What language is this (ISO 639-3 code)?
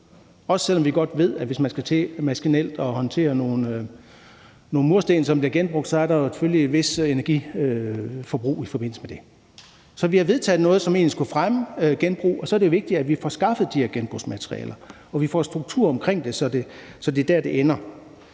dan